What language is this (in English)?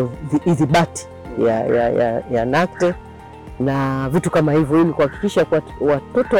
Swahili